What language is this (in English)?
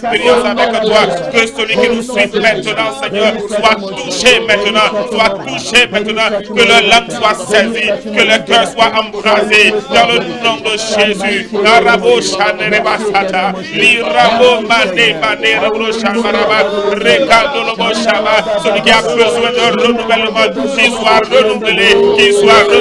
French